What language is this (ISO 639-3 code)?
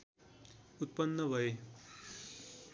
nep